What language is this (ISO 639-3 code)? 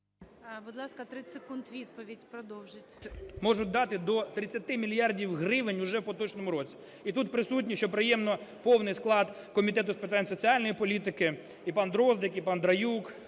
ukr